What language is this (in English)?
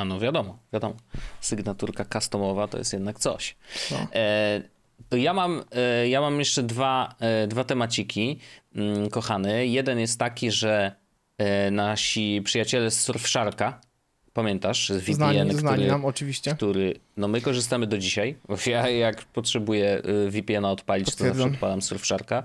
Polish